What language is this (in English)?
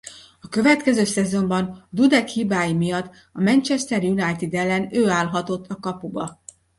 Hungarian